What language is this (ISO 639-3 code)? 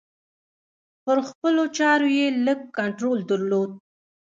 pus